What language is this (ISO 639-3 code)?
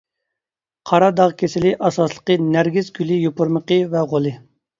uig